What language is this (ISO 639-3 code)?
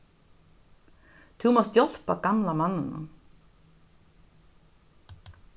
fao